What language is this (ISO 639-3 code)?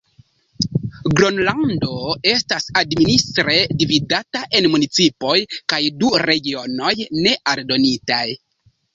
epo